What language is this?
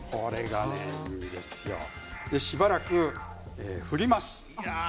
Japanese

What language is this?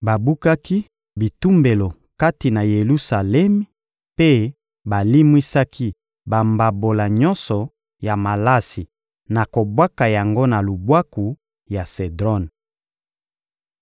Lingala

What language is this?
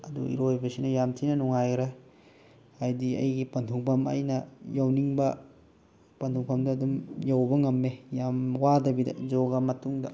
Manipuri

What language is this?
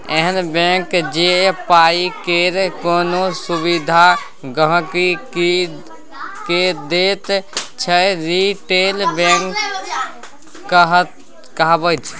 Maithili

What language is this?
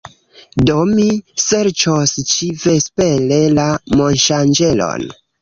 Esperanto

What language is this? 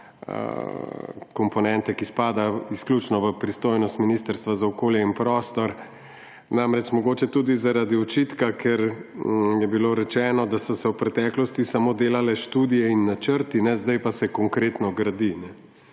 Slovenian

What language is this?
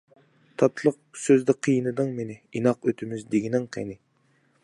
Uyghur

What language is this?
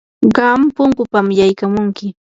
Yanahuanca Pasco Quechua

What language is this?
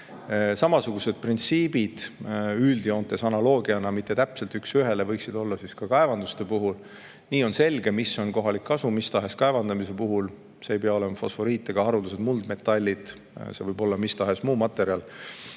Estonian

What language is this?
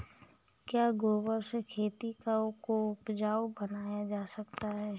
Hindi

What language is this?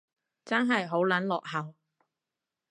Cantonese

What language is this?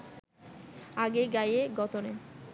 Bangla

